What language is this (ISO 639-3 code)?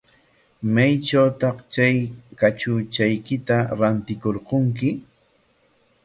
qwa